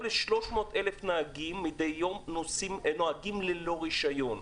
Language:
Hebrew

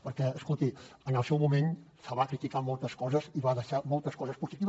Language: Catalan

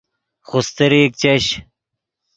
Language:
Yidgha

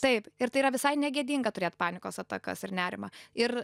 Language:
Lithuanian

